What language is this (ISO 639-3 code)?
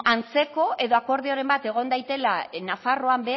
eus